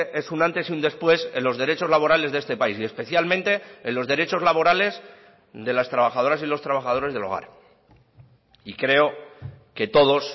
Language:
Spanish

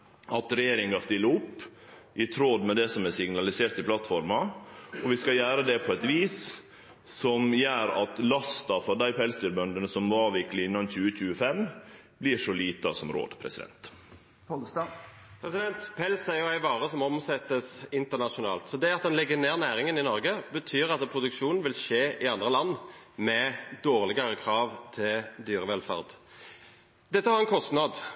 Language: Norwegian Nynorsk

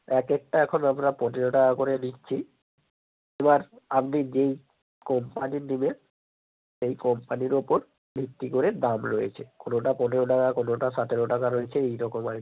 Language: Bangla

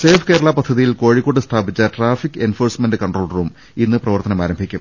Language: Malayalam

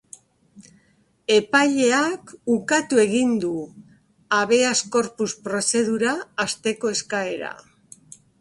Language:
Basque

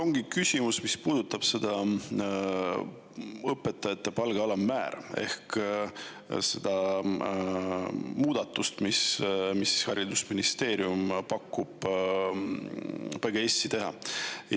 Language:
Estonian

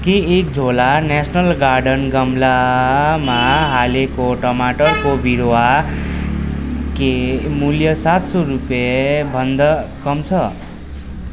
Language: Nepali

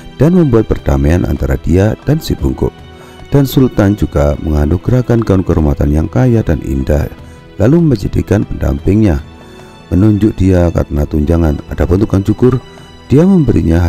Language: Indonesian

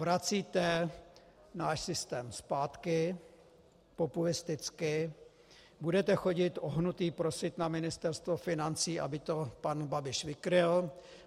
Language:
Czech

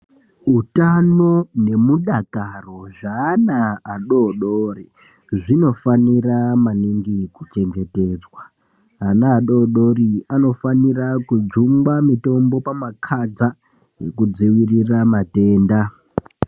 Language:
Ndau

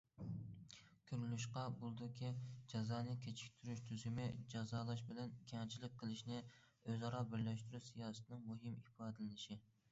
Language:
Uyghur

